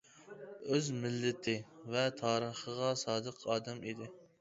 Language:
Uyghur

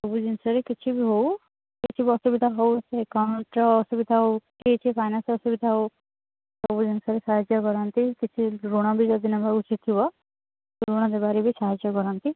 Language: Odia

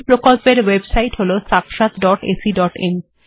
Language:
Bangla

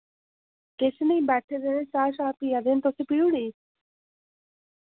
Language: Dogri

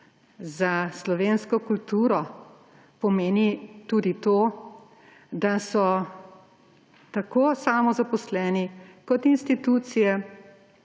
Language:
Slovenian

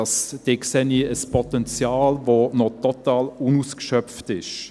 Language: Swiss German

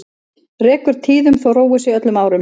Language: Icelandic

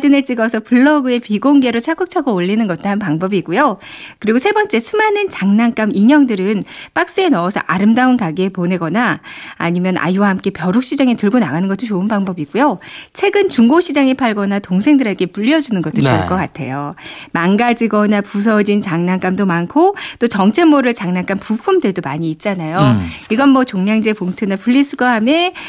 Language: Korean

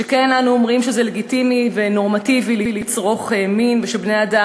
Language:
Hebrew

